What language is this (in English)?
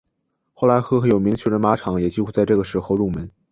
Chinese